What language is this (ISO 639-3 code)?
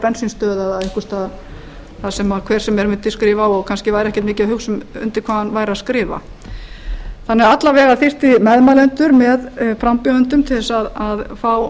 isl